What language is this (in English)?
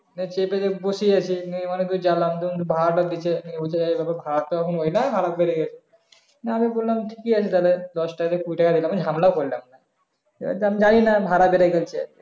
Bangla